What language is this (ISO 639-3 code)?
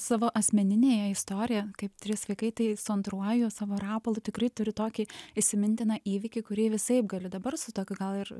lit